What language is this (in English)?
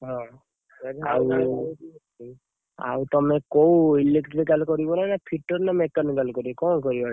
Odia